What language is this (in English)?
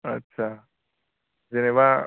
Bodo